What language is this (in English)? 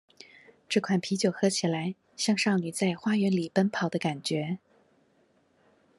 Chinese